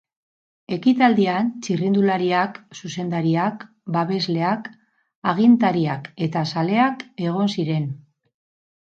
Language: Basque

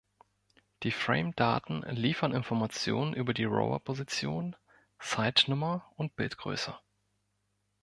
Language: German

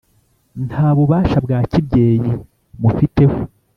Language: Kinyarwanda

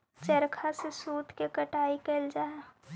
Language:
Magahi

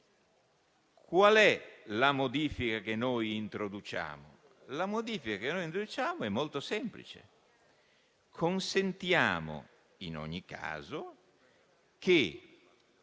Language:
Italian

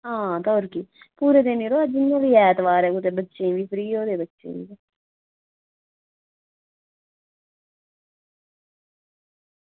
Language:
Dogri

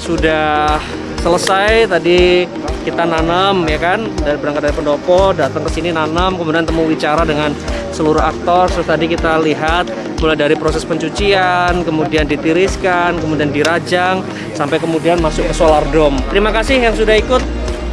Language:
Indonesian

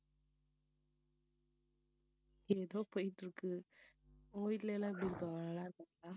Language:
Tamil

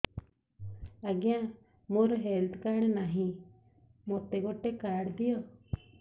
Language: Odia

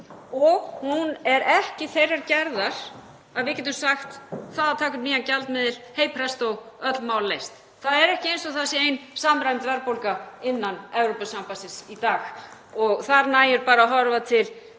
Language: Icelandic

